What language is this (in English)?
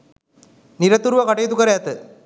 Sinhala